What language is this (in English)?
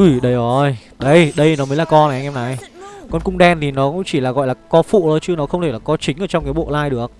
Vietnamese